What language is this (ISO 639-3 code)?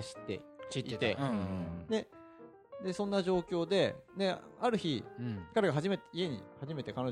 jpn